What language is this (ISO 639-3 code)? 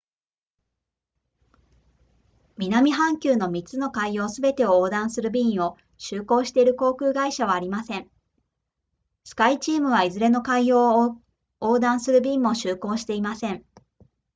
jpn